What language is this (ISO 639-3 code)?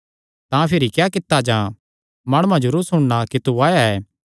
xnr